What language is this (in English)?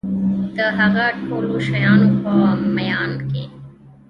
Pashto